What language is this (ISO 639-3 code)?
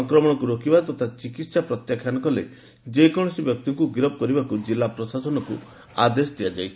ori